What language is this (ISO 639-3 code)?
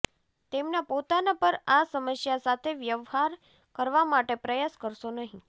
guj